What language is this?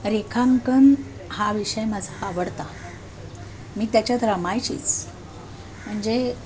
Marathi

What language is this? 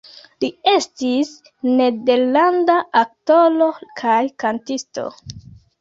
Esperanto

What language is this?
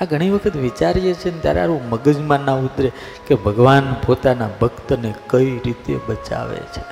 Gujarati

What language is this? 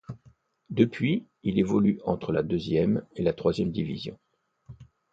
French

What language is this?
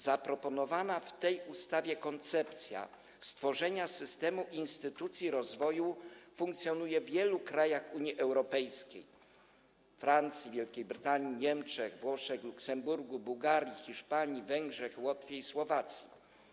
Polish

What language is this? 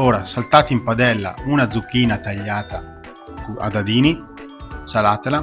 Italian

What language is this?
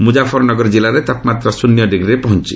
Odia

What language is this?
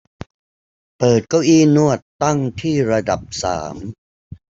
Thai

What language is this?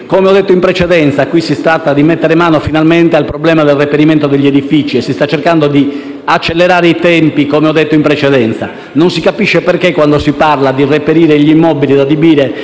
Italian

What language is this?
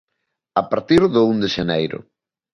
Galician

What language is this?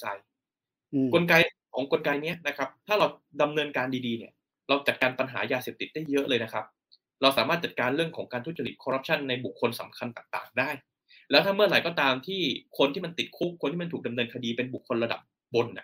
Thai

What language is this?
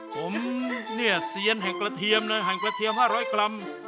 Thai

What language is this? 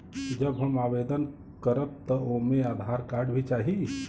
Bhojpuri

